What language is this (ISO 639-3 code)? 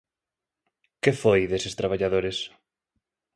glg